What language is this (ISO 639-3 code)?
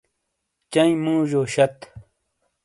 scl